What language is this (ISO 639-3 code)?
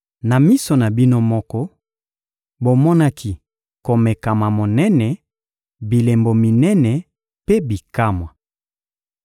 lin